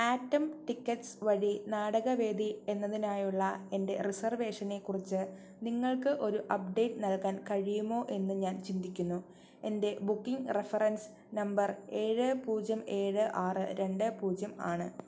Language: Malayalam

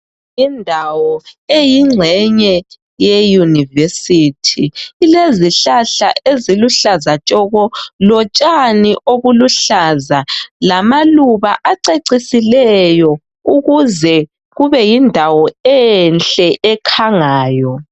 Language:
North Ndebele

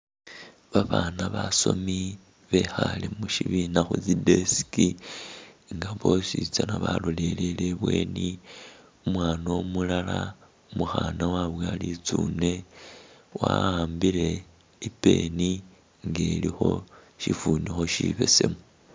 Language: Masaaba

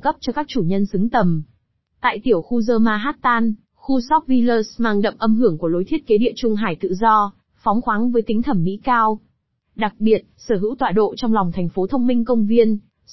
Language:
Vietnamese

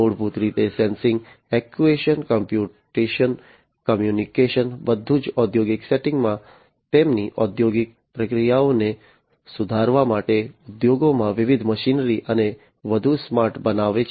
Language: Gujarati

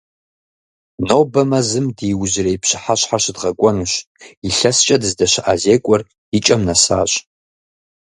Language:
Kabardian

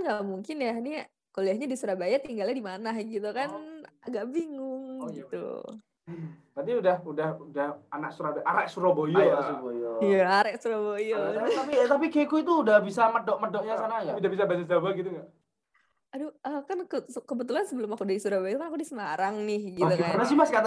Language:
Indonesian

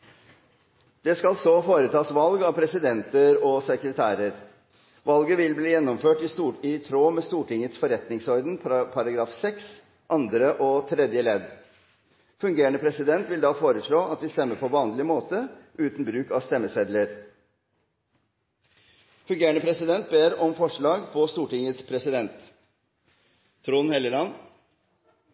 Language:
Norwegian Nynorsk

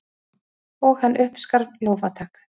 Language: Icelandic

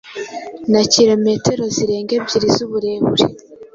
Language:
Kinyarwanda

